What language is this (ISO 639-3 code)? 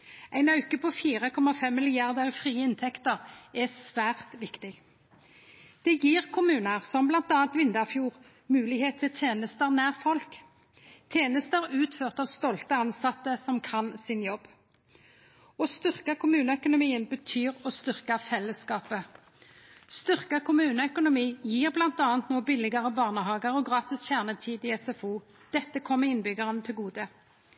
nno